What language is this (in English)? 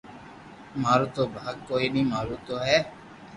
Loarki